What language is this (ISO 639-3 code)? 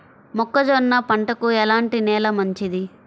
tel